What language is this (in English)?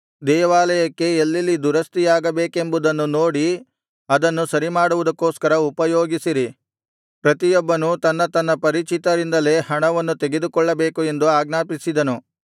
Kannada